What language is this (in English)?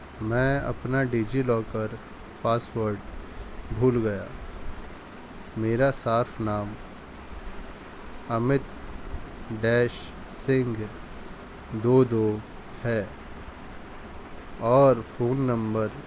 Urdu